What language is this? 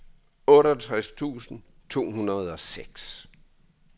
Danish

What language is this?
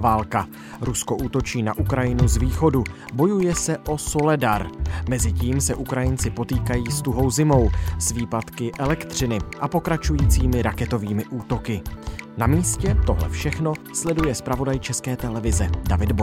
Czech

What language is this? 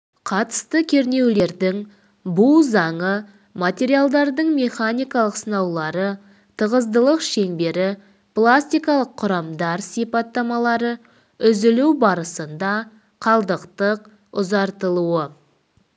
Kazakh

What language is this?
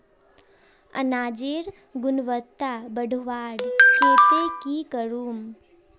Magahi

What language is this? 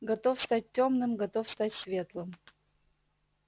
Russian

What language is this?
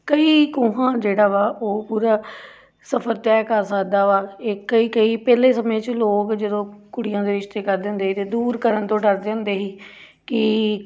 Punjabi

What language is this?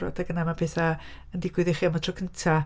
Welsh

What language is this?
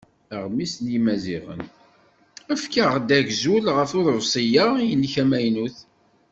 Kabyle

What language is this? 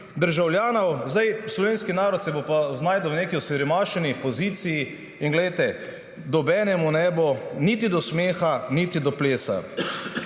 Slovenian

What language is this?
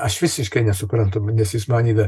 Lithuanian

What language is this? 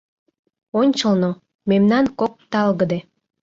Mari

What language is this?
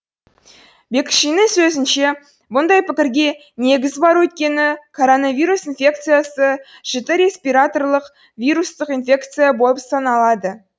Kazakh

